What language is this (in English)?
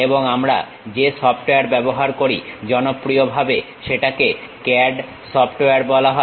Bangla